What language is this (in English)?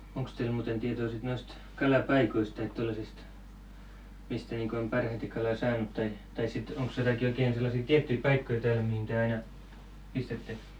Finnish